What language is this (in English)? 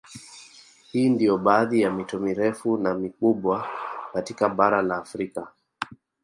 Swahili